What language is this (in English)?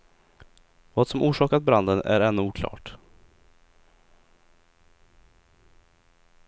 Swedish